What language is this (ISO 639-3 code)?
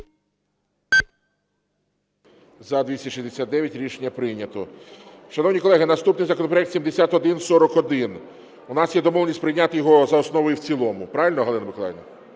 ukr